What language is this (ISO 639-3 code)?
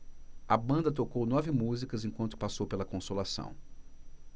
por